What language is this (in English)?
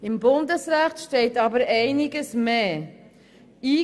Swiss German